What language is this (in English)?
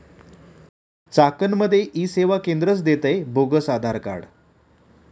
Marathi